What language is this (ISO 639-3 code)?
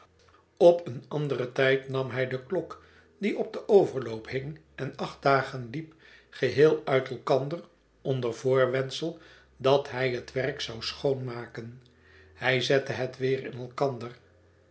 nld